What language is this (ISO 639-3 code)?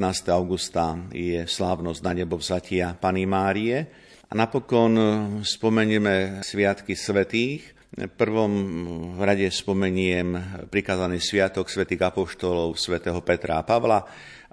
slk